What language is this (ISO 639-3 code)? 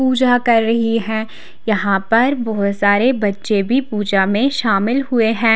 hin